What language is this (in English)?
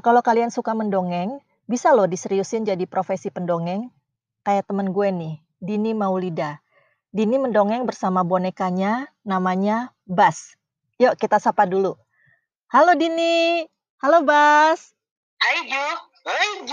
Indonesian